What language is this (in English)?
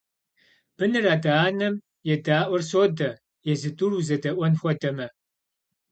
Kabardian